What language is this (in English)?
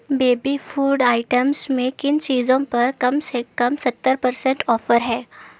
Urdu